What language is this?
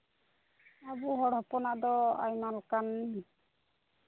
Santali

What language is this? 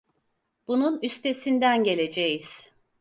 Turkish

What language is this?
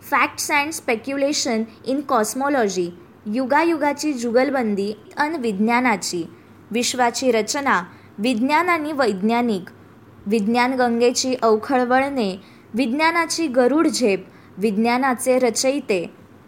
Marathi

